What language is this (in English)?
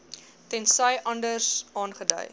Afrikaans